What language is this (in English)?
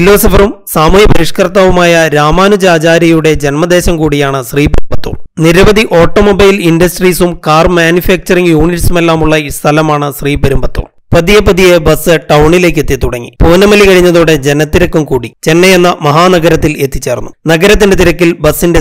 Malayalam